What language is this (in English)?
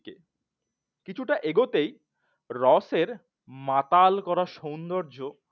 Bangla